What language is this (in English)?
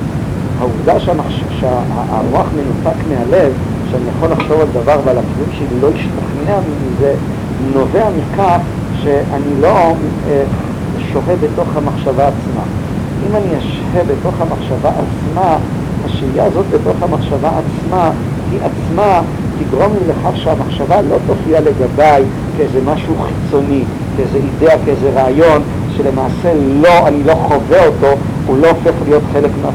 Hebrew